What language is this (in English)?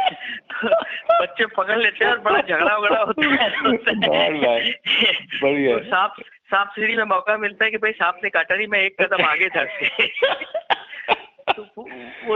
Hindi